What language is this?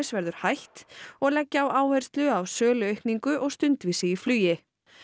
Icelandic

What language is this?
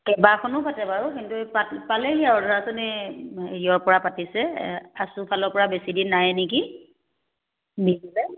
Assamese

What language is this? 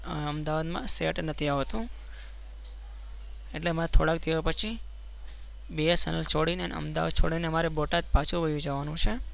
Gujarati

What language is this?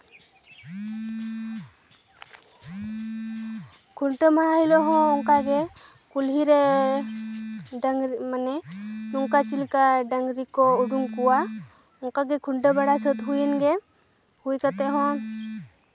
Santali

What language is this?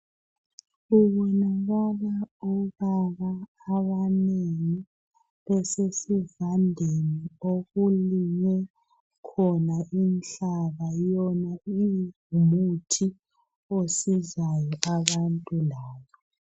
North Ndebele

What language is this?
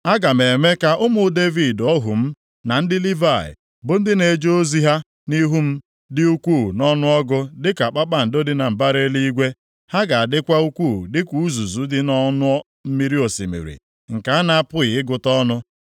Igbo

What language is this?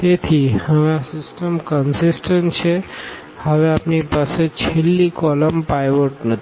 Gujarati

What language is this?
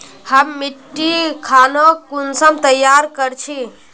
Magahi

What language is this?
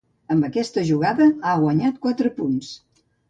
Catalan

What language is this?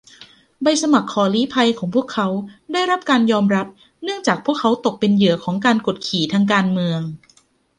Thai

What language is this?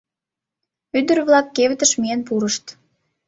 Mari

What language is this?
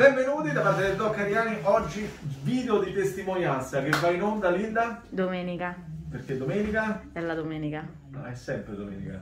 Italian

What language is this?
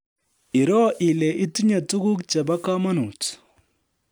Kalenjin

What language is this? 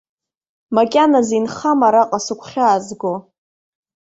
Abkhazian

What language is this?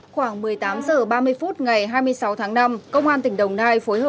Vietnamese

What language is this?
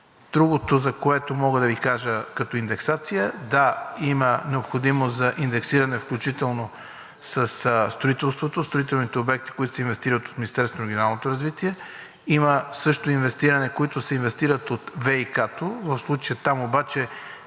Bulgarian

